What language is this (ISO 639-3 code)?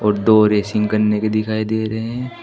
hin